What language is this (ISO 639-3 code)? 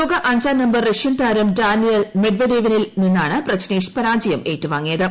mal